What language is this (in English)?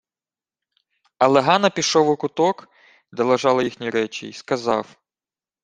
Ukrainian